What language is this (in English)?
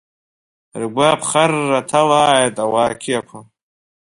Abkhazian